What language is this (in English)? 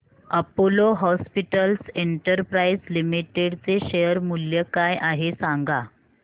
Marathi